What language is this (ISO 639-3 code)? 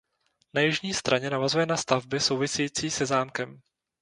ces